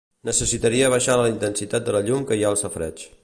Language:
Catalan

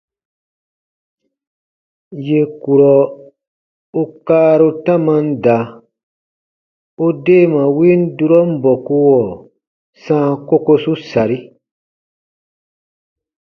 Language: Baatonum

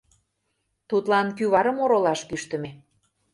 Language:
Mari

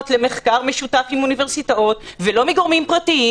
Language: Hebrew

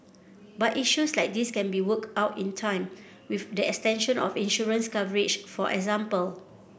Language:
English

